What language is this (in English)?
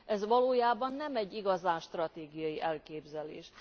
Hungarian